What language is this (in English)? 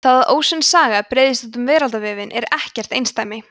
Icelandic